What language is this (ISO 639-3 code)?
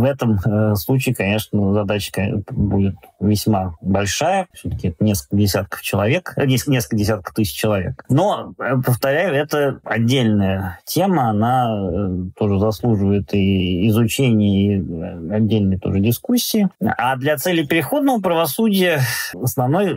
rus